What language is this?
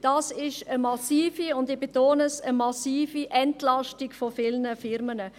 Swiss German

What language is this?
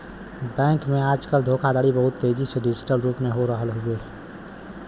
Bhojpuri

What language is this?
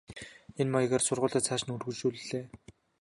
Mongolian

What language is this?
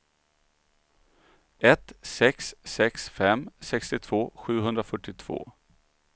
Swedish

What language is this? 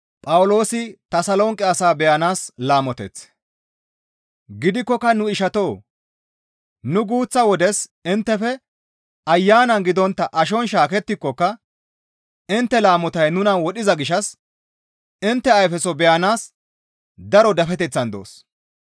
Gamo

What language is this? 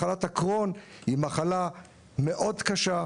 Hebrew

